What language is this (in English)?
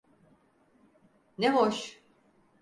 Turkish